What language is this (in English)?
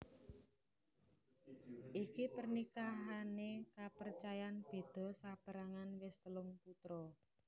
Javanese